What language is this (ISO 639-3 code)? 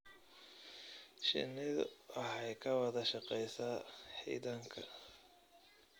som